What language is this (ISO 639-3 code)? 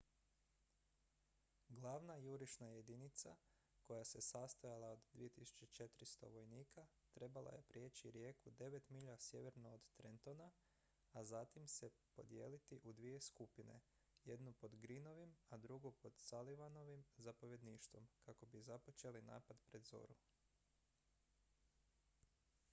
hrv